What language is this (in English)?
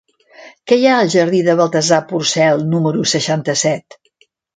Catalan